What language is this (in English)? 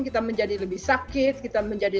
Indonesian